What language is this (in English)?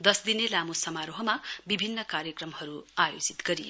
Nepali